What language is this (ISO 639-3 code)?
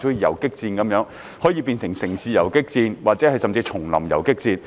yue